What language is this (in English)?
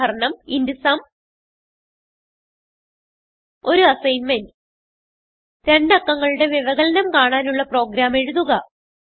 Malayalam